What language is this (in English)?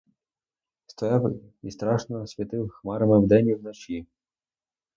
Ukrainian